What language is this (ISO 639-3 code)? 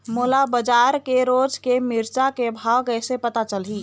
hne